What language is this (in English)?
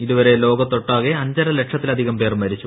Malayalam